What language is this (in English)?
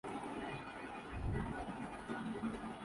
Urdu